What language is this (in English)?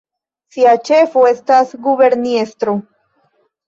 Esperanto